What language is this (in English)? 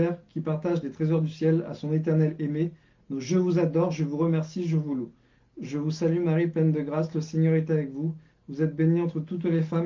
French